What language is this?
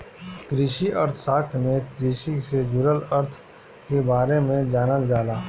Bhojpuri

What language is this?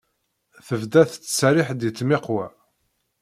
Kabyle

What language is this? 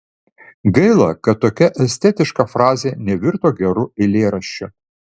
Lithuanian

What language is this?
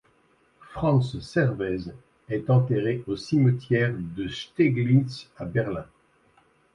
French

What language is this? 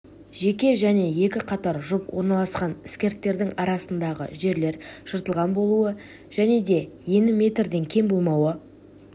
Kazakh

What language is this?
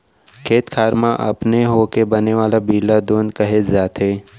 Chhattisgarhi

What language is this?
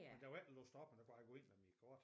Danish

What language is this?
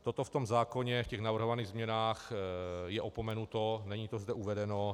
Czech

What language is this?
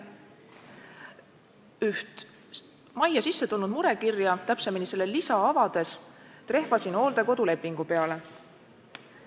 Estonian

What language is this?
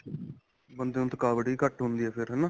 Punjabi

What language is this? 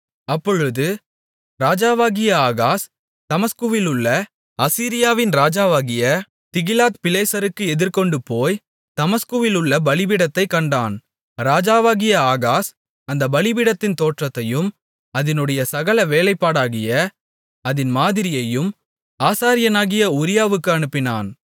Tamil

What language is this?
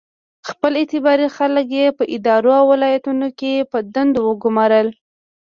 Pashto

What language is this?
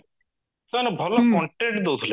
Odia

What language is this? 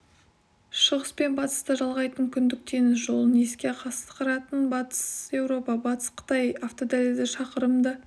Kazakh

